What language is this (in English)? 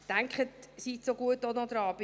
Swiss German